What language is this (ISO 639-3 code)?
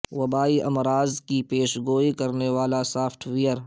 urd